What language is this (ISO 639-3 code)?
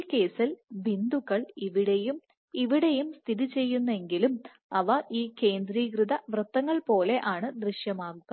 mal